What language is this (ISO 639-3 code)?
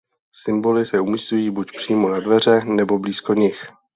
ces